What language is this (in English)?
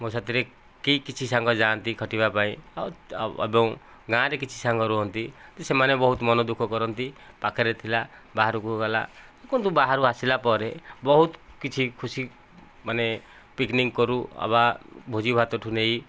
Odia